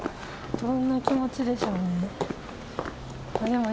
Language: Japanese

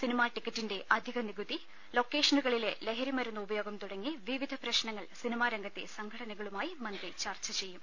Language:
Malayalam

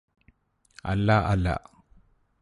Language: Malayalam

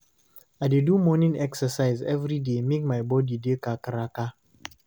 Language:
Nigerian Pidgin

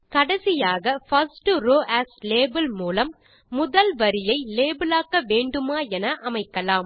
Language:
Tamil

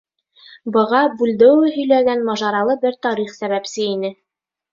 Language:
Bashkir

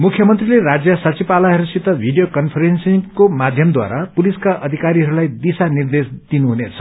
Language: Nepali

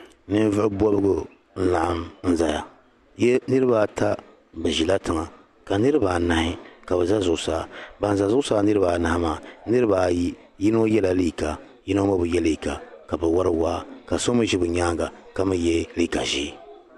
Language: Dagbani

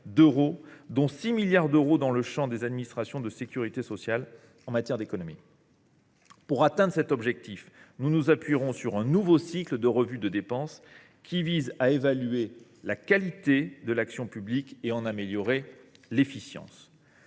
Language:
French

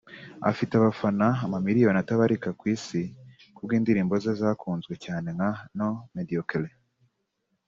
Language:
Kinyarwanda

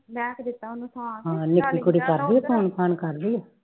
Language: Punjabi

